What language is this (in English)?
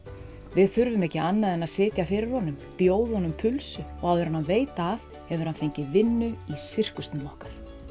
Icelandic